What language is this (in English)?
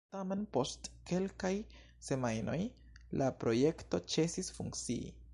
Esperanto